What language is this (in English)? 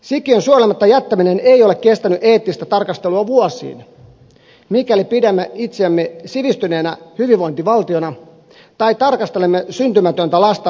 Finnish